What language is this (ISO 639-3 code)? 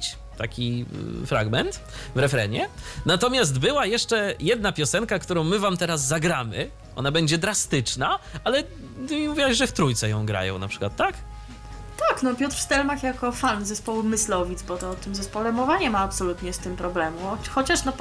pol